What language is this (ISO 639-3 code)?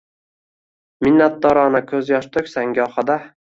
uzb